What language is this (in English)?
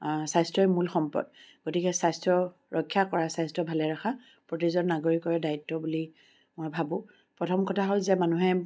Assamese